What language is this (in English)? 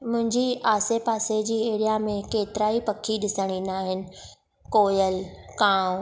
Sindhi